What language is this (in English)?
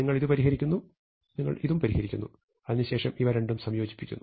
Malayalam